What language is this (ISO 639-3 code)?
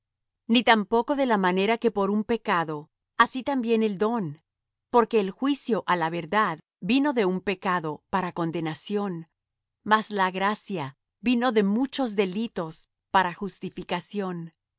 spa